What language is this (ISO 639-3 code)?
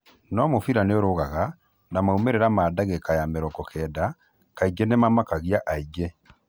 kik